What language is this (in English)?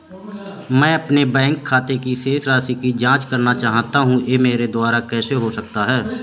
Hindi